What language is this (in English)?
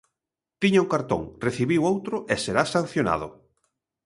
Galician